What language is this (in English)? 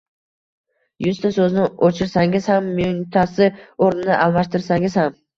Uzbek